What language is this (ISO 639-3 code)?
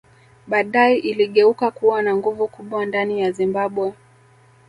swa